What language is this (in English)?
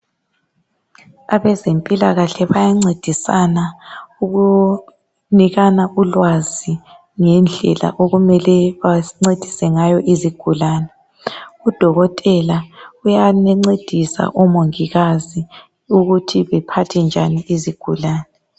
North Ndebele